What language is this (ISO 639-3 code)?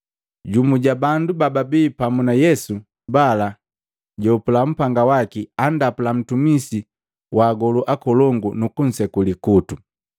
mgv